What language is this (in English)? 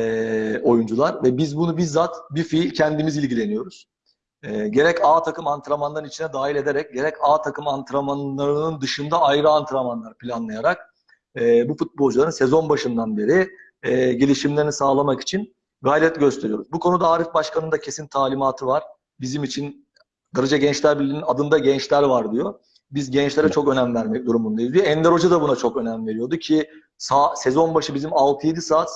Turkish